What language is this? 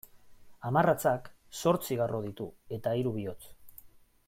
Basque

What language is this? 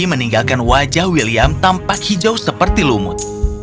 Indonesian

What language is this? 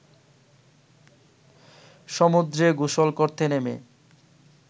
Bangla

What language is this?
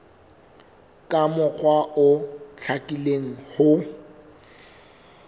Southern Sotho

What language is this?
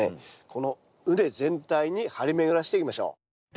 Japanese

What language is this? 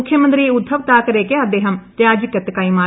Malayalam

